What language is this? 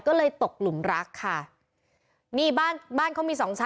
Thai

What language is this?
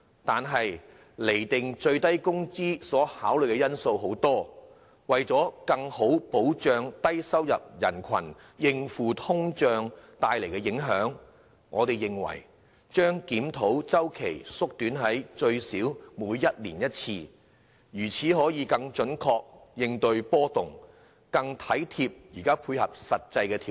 Cantonese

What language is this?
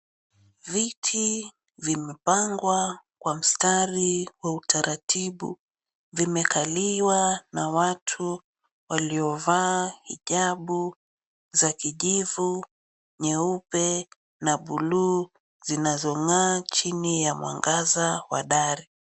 Swahili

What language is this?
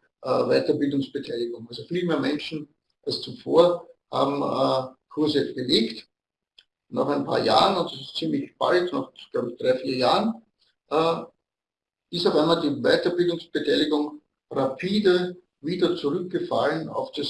German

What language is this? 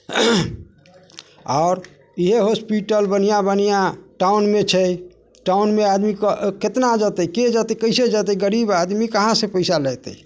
Maithili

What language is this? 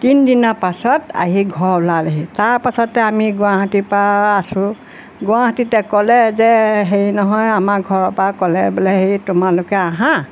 Assamese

